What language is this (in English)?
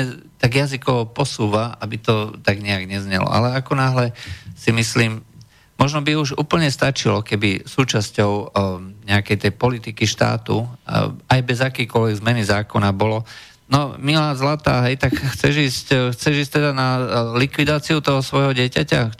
Slovak